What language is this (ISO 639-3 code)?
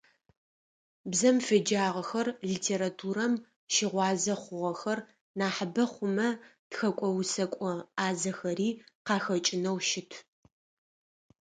ady